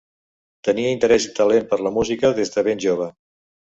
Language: Catalan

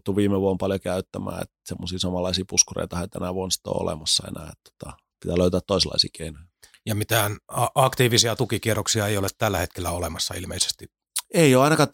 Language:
Finnish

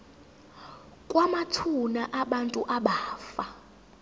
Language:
Zulu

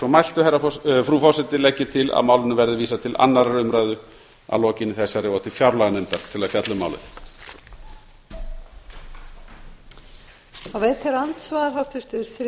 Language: Icelandic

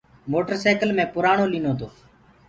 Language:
Gurgula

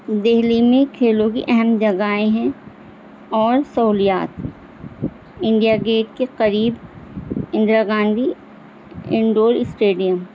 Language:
Urdu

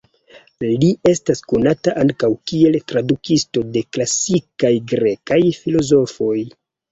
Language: Esperanto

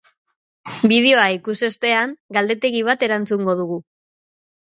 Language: Basque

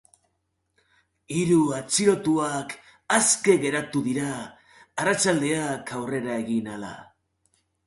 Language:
Basque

